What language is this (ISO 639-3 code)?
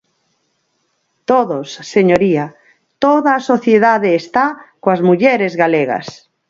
glg